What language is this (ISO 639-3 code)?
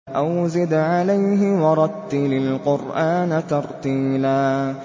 ara